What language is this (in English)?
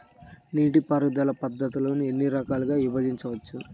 Telugu